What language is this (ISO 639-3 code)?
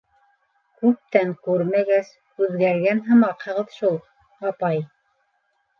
bak